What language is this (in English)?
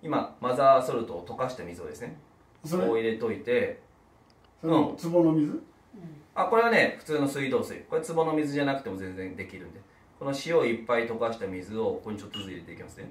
Japanese